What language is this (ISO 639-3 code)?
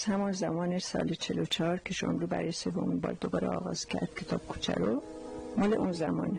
fas